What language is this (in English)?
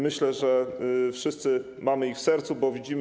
Polish